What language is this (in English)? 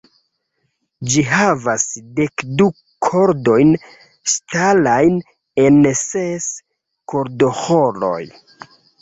Esperanto